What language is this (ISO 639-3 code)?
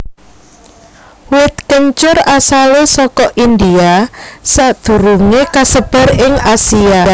jav